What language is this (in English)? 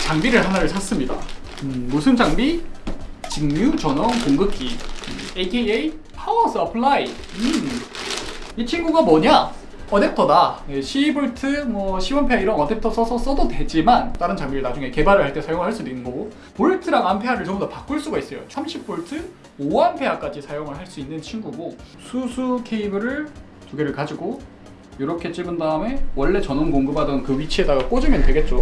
Korean